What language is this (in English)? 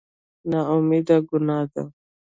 Pashto